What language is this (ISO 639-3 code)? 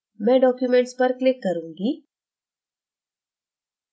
hin